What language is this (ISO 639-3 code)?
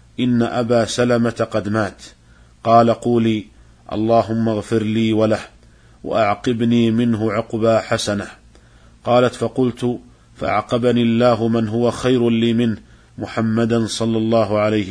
ara